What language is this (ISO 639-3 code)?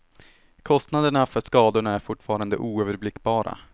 swe